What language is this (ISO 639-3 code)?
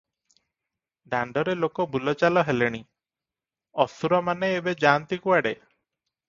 ori